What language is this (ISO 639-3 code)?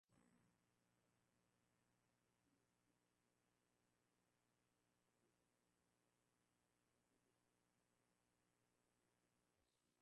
swa